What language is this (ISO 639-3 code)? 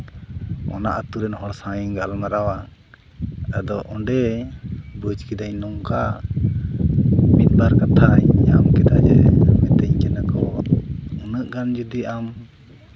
sat